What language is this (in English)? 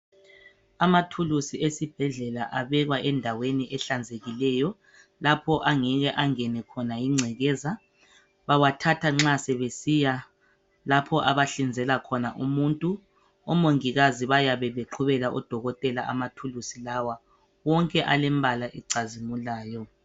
North Ndebele